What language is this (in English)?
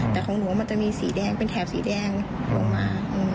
Thai